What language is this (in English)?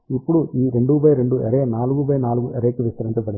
Telugu